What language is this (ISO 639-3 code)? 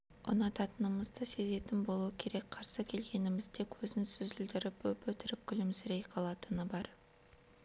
kaz